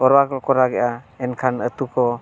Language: Santali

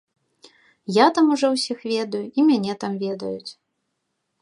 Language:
Belarusian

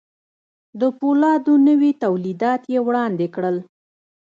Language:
Pashto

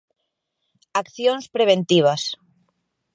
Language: Galician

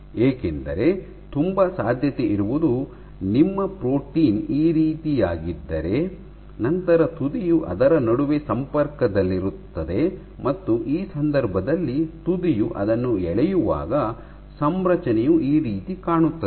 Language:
Kannada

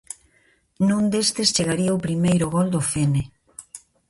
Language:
Galician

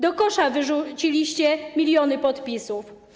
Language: Polish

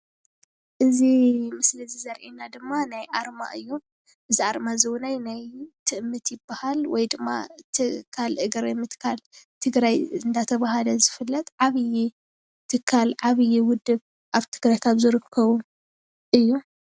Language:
Tigrinya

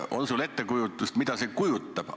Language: Estonian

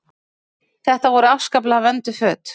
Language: Icelandic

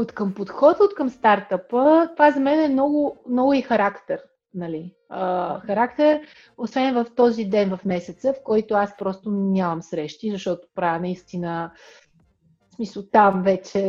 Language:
Bulgarian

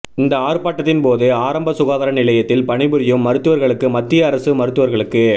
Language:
Tamil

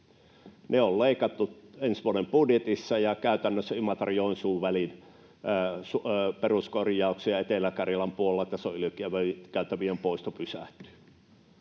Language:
Finnish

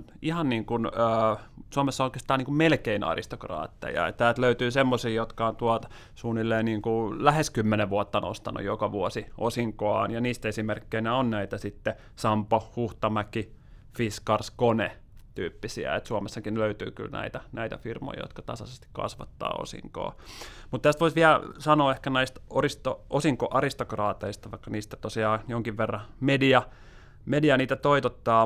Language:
Finnish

